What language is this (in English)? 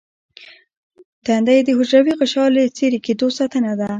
Pashto